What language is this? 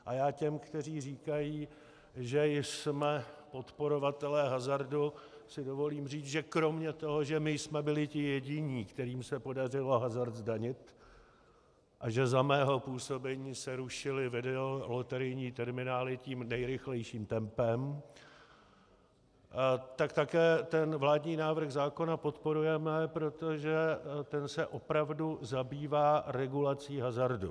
Czech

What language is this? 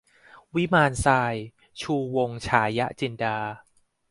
Thai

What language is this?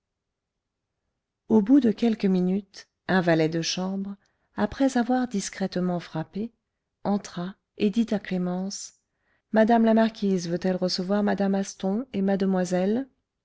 French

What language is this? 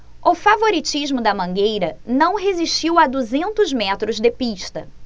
Portuguese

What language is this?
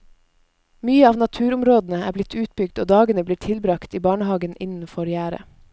Norwegian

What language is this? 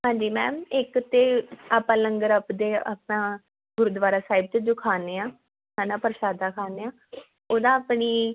Punjabi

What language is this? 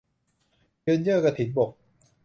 Thai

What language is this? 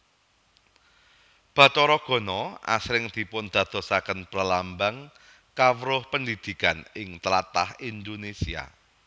Javanese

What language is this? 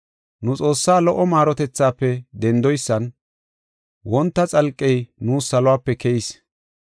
Gofa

